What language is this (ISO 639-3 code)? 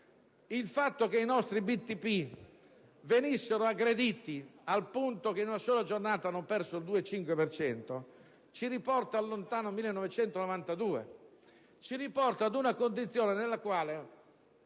ita